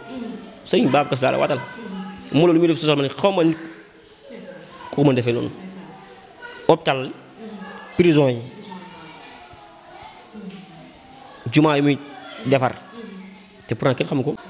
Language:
Indonesian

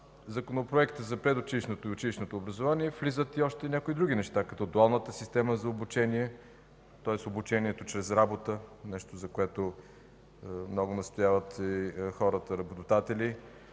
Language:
Bulgarian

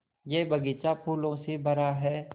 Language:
Hindi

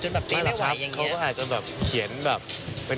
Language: Thai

